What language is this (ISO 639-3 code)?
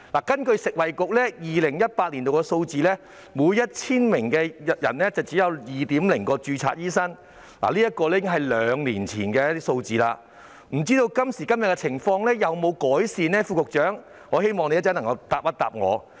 yue